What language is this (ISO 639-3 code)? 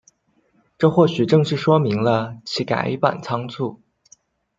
zho